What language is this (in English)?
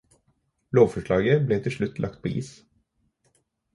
Norwegian Bokmål